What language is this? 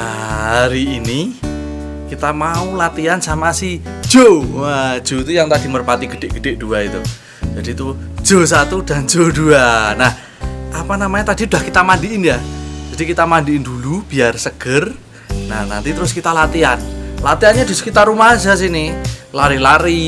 Indonesian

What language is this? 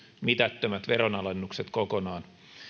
Finnish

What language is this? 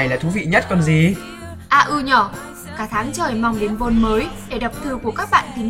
Vietnamese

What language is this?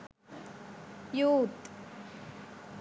Sinhala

